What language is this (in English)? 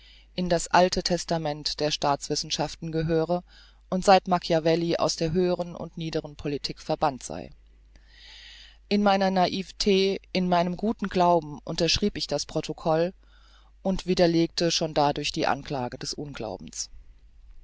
German